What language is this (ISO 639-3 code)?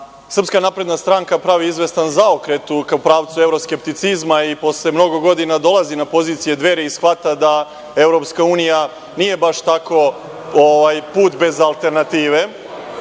srp